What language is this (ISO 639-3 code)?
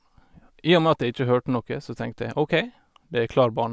nor